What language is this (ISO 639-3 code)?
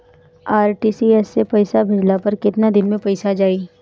bho